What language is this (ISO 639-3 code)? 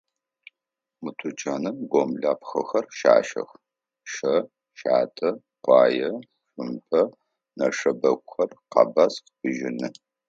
ady